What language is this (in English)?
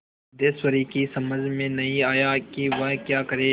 Hindi